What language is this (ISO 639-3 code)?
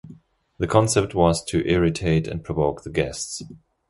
eng